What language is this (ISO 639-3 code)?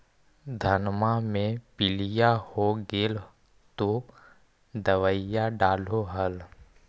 mag